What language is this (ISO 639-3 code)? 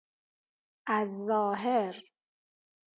fas